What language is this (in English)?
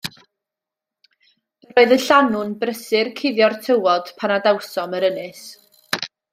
Welsh